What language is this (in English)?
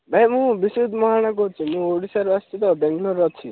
Odia